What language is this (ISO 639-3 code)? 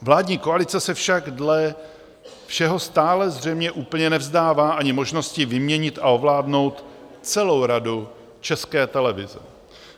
ces